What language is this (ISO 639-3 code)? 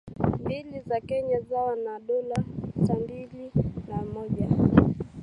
swa